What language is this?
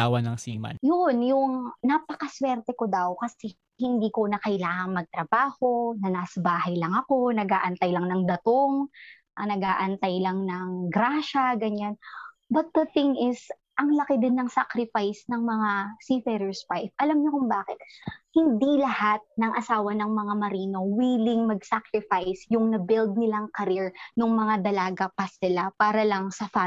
Filipino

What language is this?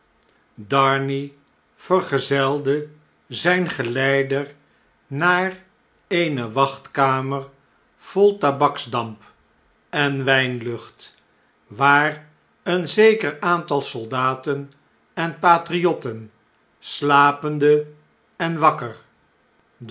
Dutch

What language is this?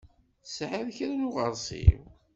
Kabyle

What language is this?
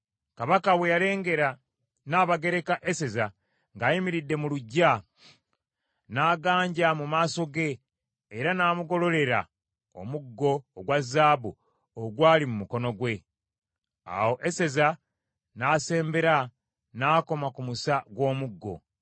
Ganda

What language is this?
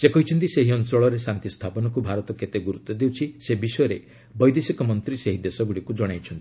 Odia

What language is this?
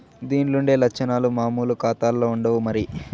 Telugu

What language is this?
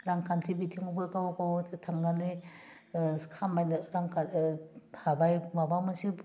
Bodo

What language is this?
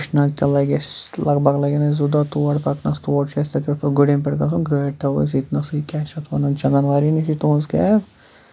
Kashmiri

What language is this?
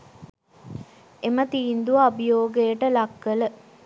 Sinhala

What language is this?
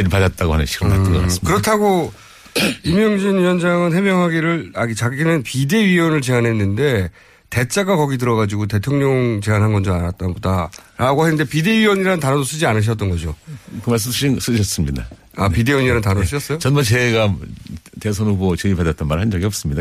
Korean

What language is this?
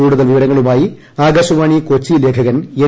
Malayalam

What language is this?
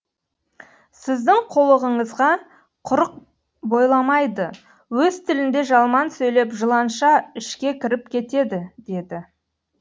Kazakh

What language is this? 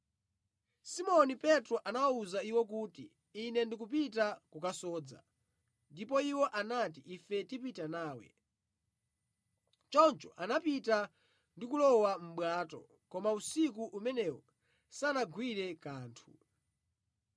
Nyanja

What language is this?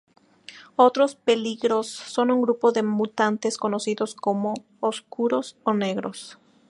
Spanish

